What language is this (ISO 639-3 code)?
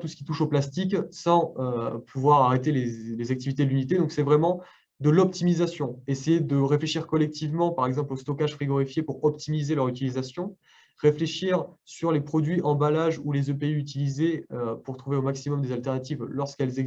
fra